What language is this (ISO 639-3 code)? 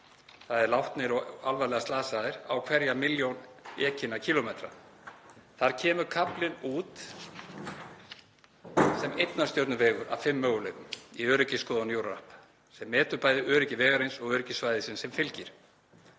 isl